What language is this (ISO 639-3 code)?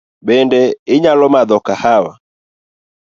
luo